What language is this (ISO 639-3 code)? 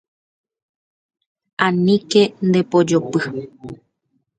grn